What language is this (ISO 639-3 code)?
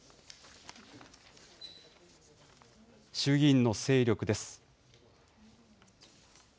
jpn